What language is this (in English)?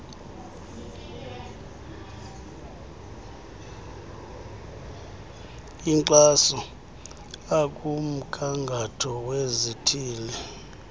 Xhosa